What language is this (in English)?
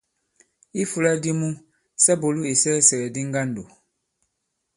Bankon